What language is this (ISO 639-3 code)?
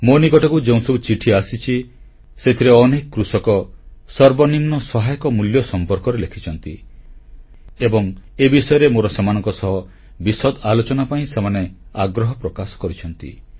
ori